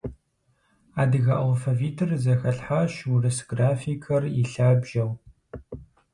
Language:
Kabardian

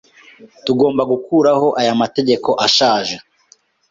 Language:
Kinyarwanda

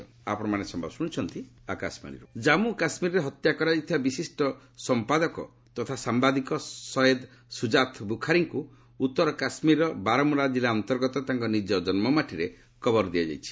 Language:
Odia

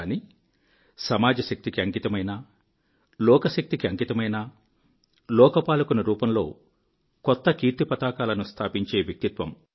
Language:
Telugu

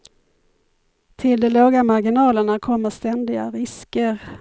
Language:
Swedish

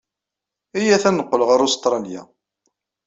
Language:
Kabyle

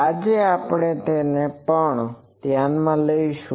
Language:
Gujarati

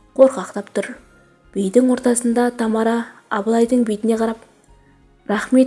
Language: Turkish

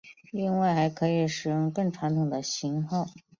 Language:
Chinese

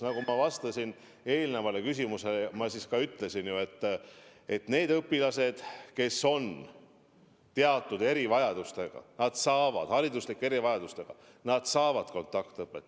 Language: Estonian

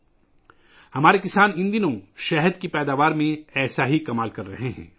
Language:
Urdu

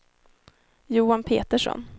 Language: Swedish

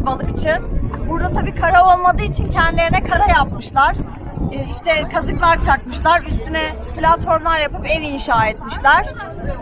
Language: Turkish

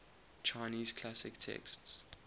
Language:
English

